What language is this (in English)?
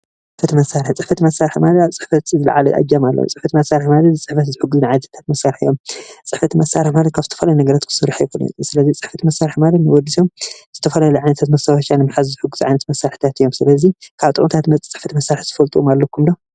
Tigrinya